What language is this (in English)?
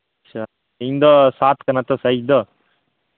Santali